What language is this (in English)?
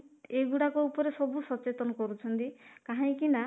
Odia